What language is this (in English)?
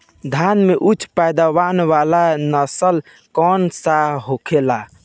Bhojpuri